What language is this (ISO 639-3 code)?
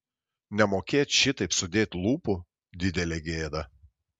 lit